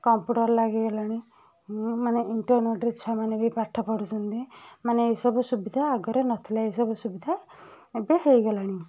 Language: Odia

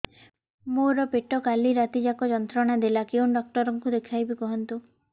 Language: Odia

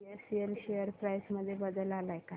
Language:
Marathi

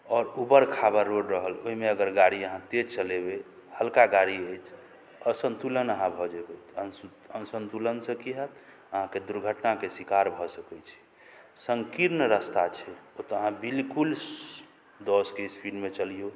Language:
Maithili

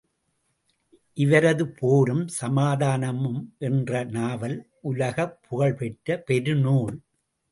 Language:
Tamil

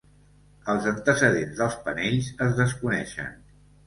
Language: Catalan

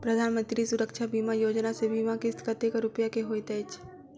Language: Maithili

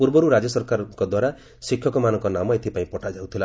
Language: Odia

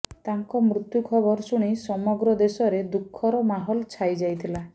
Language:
Odia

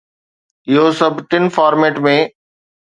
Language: Sindhi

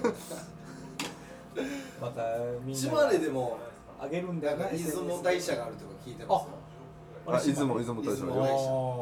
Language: Japanese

